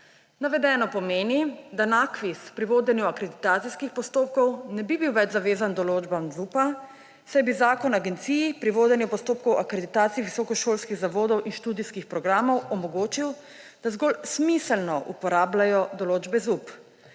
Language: Slovenian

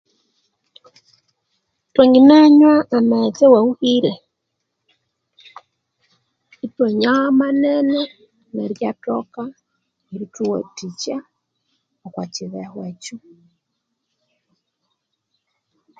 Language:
Konzo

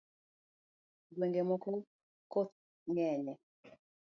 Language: Luo (Kenya and Tanzania)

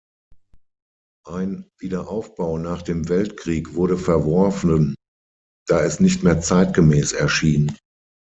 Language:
German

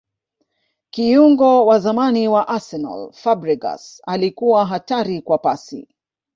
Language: Swahili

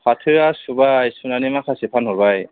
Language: Bodo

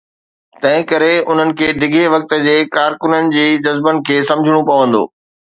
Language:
Sindhi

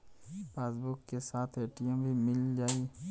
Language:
Bhojpuri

